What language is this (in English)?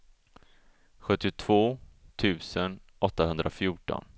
Swedish